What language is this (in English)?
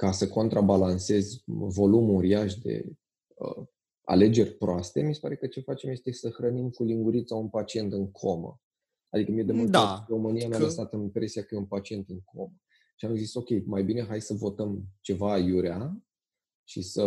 Romanian